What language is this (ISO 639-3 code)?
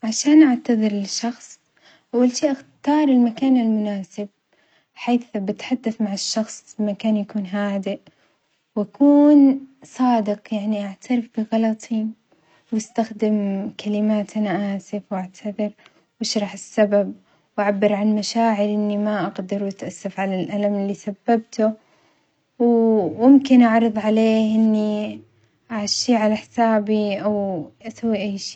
acx